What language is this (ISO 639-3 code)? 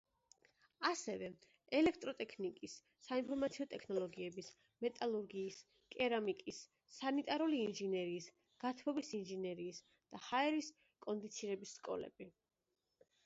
kat